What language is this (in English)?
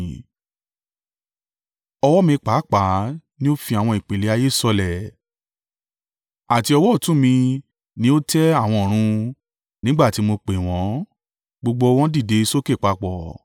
Yoruba